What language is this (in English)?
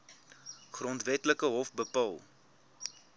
Afrikaans